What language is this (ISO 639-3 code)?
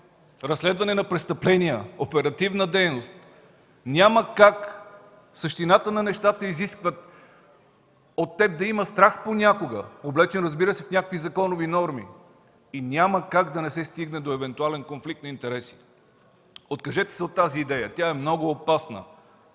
bul